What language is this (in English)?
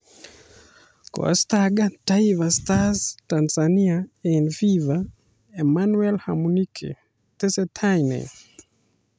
Kalenjin